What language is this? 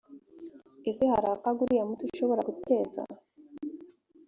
Kinyarwanda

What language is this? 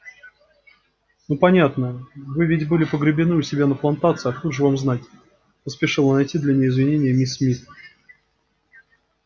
Russian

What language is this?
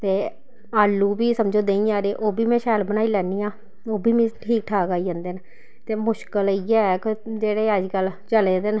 Dogri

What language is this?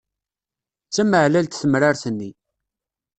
Kabyle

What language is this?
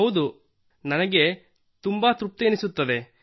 Kannada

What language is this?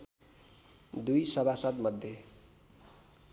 Nepali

